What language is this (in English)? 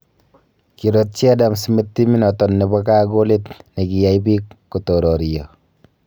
Kalenjin